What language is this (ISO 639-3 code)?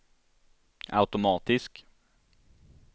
swe